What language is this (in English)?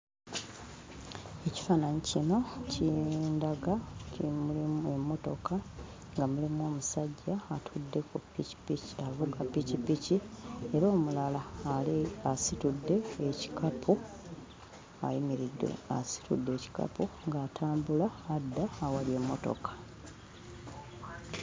Ganda